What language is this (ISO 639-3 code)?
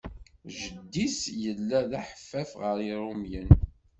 kab